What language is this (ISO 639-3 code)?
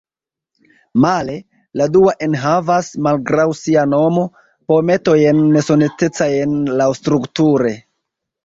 epo